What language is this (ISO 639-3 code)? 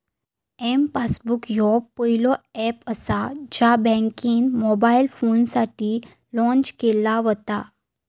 mar